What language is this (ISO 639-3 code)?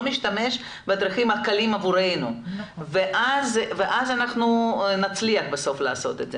heb